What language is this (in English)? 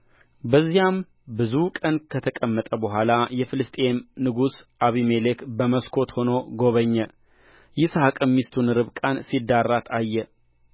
Amharic